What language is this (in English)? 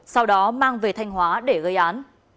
Vietnamese